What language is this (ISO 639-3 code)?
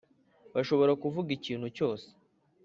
kin